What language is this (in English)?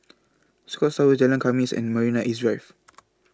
English